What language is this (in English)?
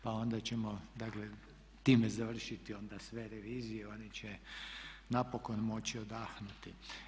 Croatian